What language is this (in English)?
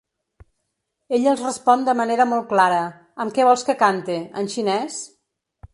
Catalan